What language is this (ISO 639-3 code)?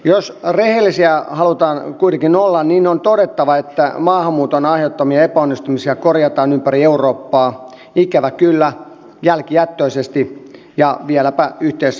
fin